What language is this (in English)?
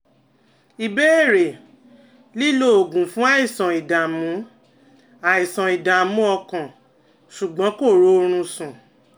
Yoruba